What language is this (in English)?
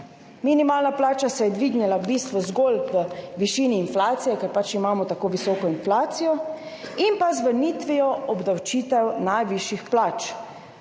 Slovenian